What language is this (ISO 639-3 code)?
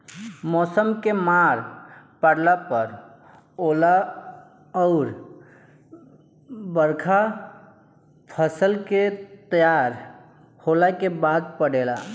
bho